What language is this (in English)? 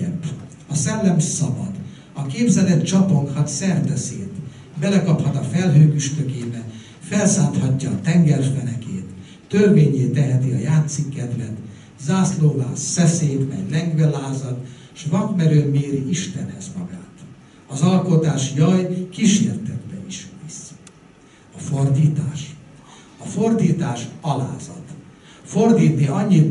Hungarian